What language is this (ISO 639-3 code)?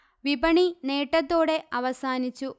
mal